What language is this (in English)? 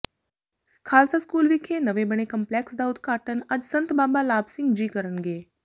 Punjabi